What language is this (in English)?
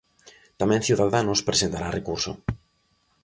Galician